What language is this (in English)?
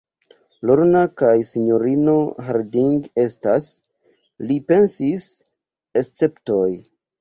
Esperanto